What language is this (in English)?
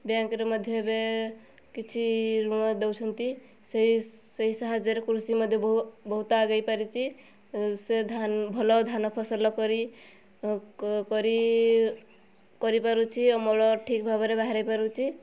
Odia